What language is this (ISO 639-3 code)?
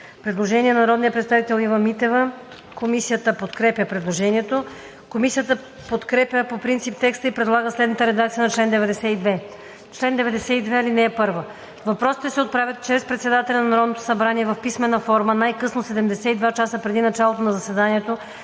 bul